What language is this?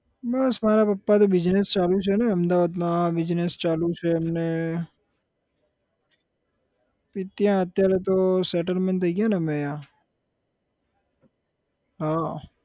Gujarati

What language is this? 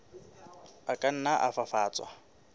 Southern Sotho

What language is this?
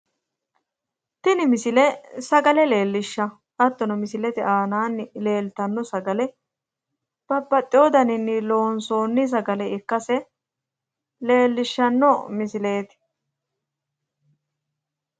Sidamo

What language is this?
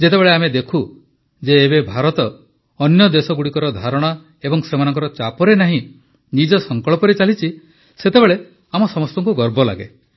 Odia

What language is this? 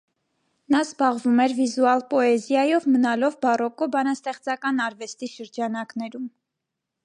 Armenian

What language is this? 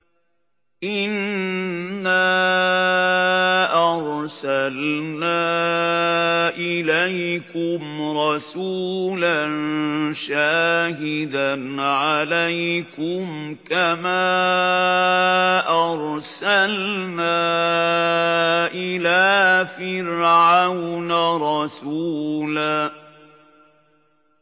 Arabic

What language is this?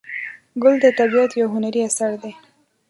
Pashto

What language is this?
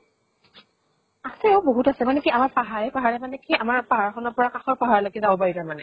Assamese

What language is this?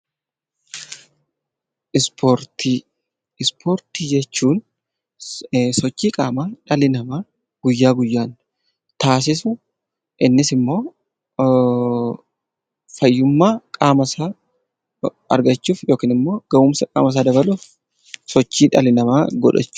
Oromo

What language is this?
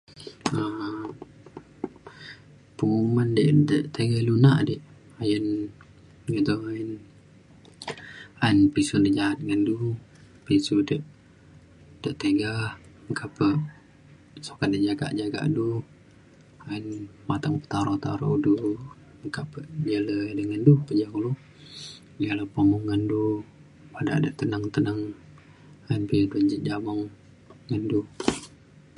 Mainstream Kenyah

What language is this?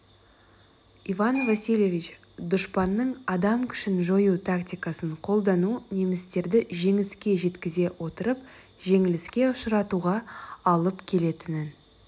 Kazakh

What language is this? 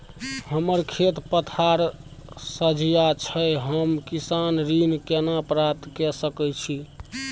Maithili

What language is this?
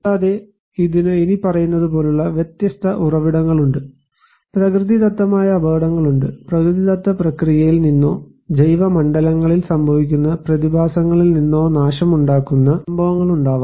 Malayalam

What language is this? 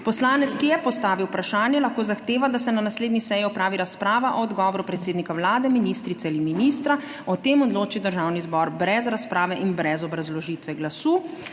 Slovenian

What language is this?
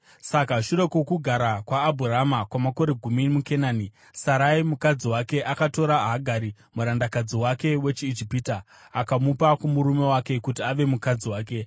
Shona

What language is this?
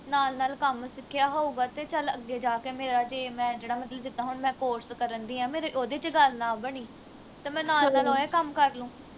Punjabi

